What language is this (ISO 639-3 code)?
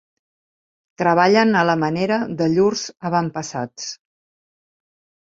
cat